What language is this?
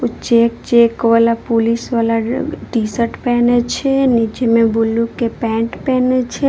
Maithili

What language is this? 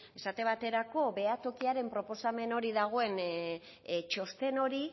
Basque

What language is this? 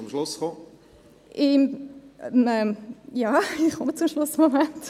Swiss German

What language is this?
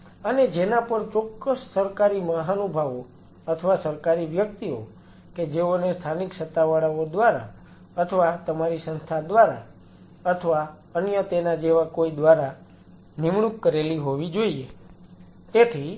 Gujarati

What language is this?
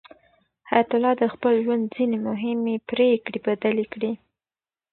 Pashto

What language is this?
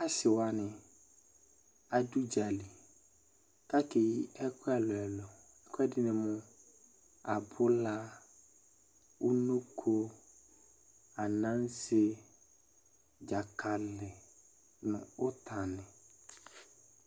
Ikposo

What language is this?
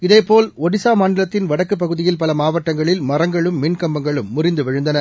Tamil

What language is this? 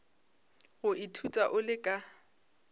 Northern Sotho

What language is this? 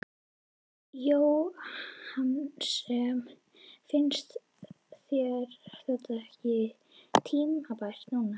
Icelandic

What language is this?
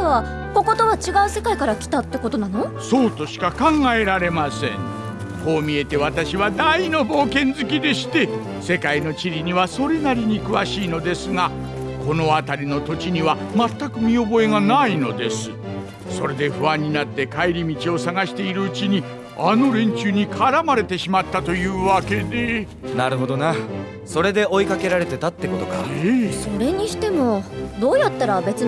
Japanese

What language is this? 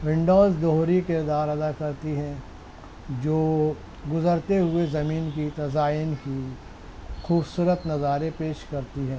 Urdu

